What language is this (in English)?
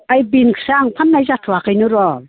Bodo